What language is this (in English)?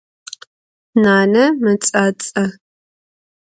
Adyghe